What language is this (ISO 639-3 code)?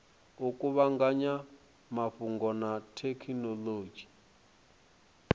ven